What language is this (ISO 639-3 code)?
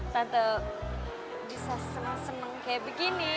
ind